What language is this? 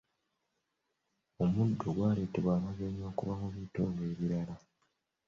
Ganda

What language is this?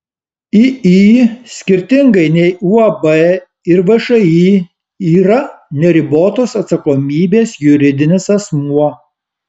Lithuanian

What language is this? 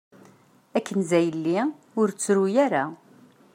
Kabyle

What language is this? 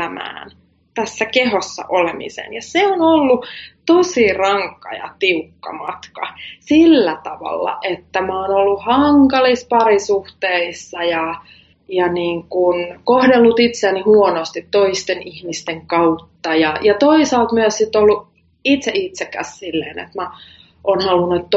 Finnish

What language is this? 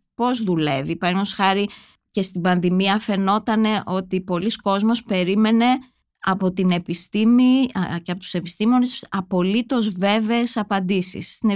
Greek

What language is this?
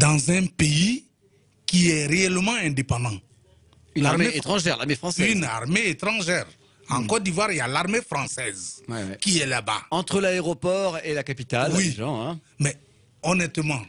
French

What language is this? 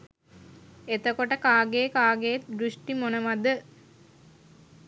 Sinhala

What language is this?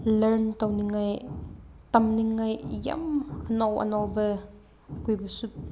Manipuri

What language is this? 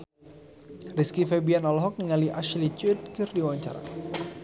Sundanese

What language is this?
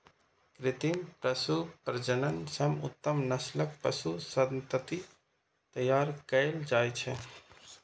Maithili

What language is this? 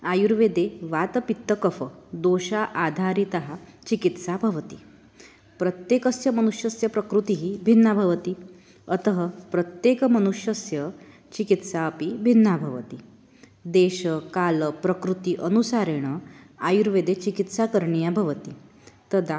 Sanskrit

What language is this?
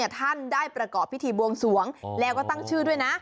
Thai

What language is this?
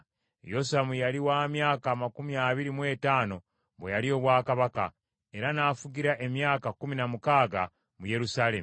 Ganda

